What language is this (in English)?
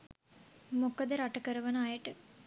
Sinhala